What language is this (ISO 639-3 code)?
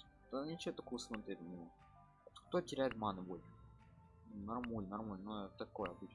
rus